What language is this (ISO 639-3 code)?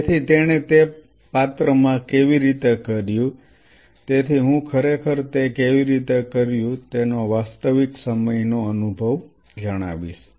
guj